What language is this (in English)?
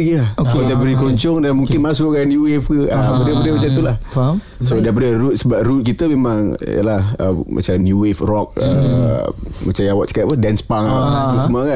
Malay